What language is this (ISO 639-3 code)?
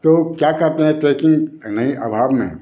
hin